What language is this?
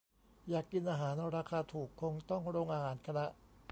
Thai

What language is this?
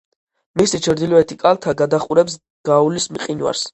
Georgian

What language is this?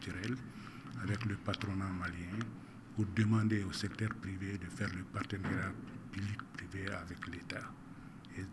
French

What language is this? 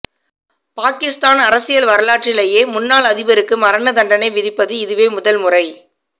Tamil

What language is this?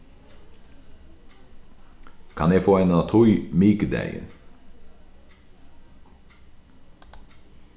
Faroese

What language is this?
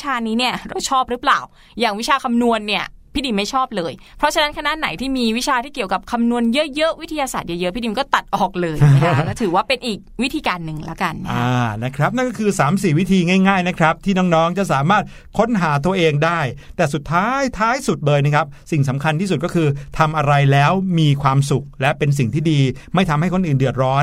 Thai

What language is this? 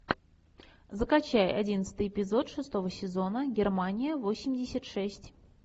Russian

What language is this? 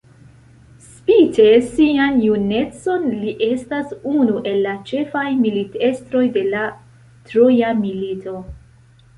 Esperanto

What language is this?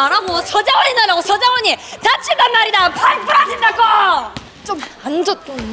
Korean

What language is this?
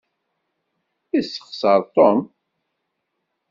Kabyle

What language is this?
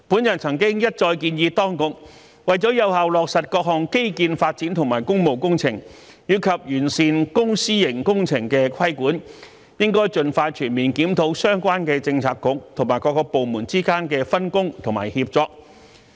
Cantonese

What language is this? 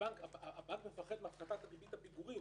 Hebrew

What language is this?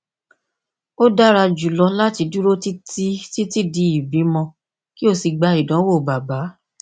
Yoruba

